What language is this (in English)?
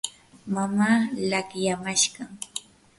Yanahuanca Pasco Quechua